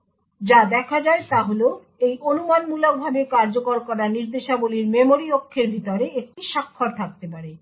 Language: Bangla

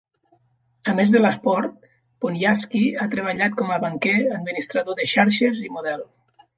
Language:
Catalan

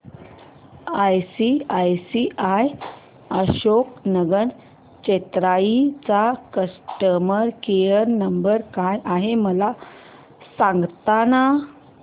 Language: Marathi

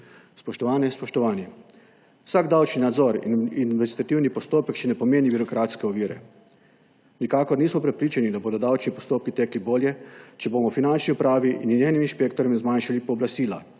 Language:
Slovenian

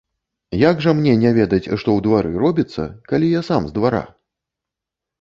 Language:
Belarusian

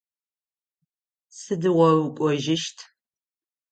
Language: Adyghe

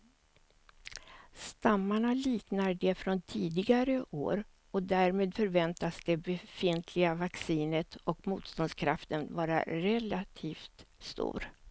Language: Swedish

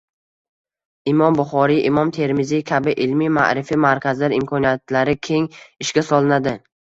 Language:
Uzbek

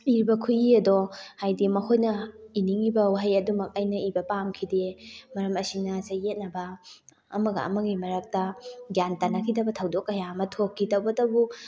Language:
Manipuri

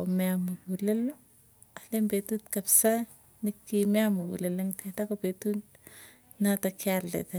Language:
Tugen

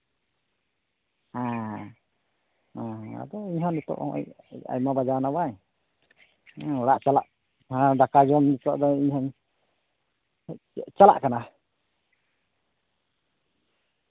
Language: Santali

